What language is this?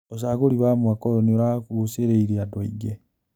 Kikuyu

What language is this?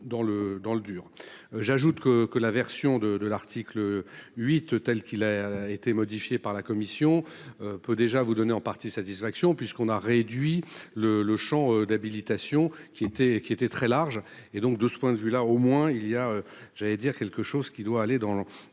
French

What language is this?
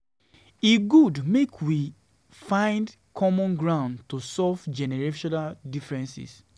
Nigerian Pidgin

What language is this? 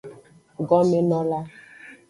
Aja (Benin)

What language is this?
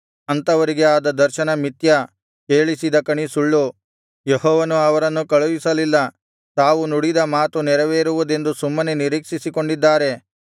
Kannada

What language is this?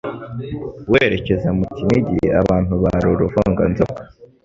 Kinyarwanda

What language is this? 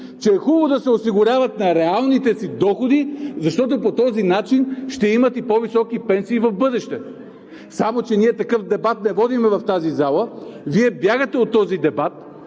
Bulgarian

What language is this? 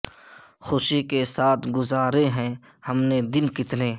Urdu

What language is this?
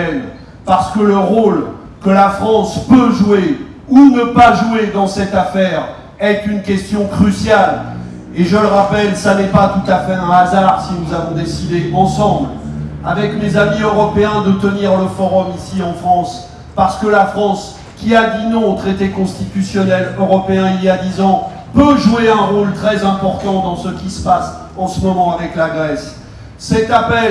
French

